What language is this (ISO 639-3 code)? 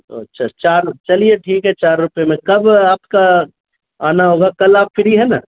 urd